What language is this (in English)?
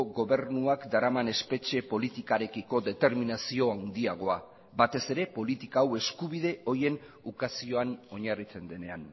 Basque